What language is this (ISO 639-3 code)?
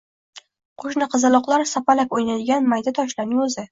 uzb